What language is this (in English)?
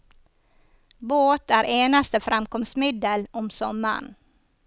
Norwegian